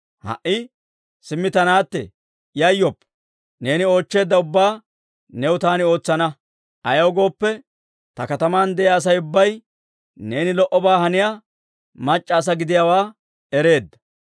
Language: Dawro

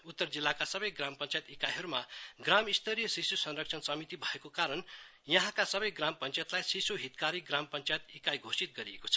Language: Nepali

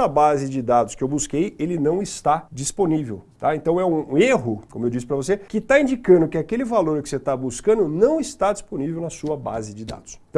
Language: Portuguese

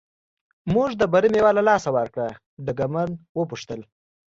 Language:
Pashto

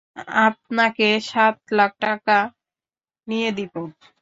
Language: Bangla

